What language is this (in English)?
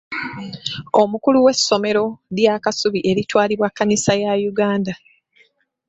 Ganda